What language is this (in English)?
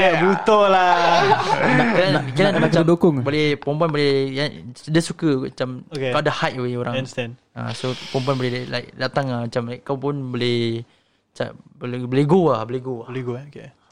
Malay